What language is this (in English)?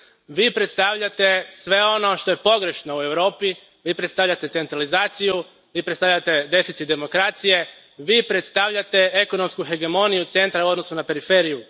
Croatian